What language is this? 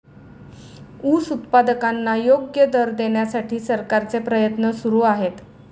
Marathi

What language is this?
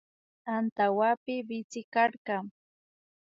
Imbabura Highland Quichua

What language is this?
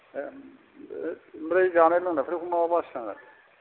Bodo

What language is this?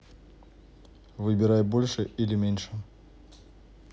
Russian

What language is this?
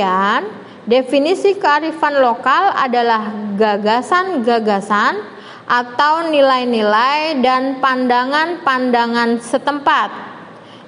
Indonesian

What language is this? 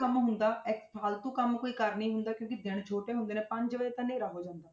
Punjabi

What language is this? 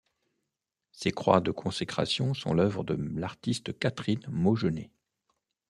French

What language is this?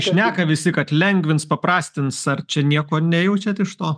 Lithuanian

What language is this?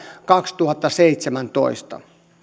Finnish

